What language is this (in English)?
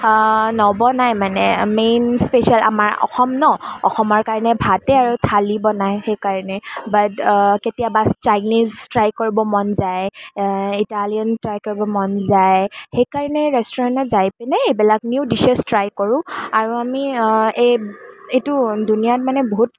Assamese